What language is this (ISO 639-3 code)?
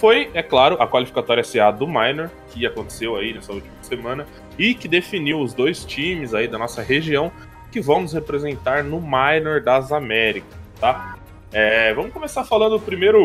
por